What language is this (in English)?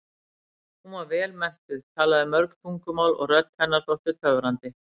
Icelandic